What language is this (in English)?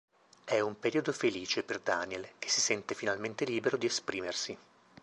Italian